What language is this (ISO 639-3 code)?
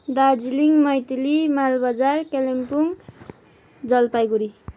nep